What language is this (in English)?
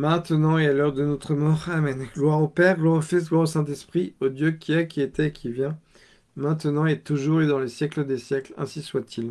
French